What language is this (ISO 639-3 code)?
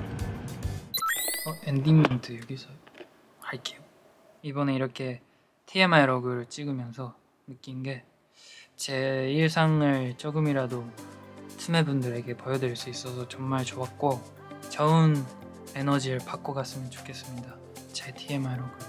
kor